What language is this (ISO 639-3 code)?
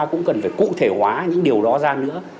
vie